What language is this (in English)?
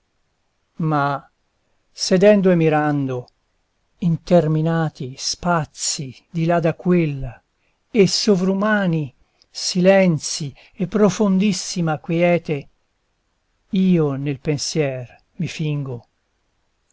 Italian